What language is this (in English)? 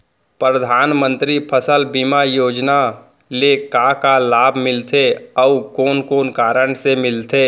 Chhattisgarhi